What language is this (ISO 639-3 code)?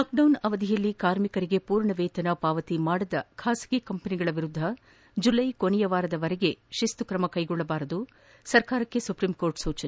kan